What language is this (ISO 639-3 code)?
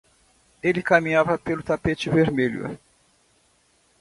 por